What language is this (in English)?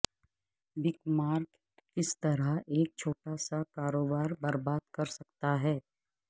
Urdu